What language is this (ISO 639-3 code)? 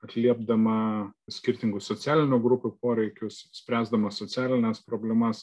lit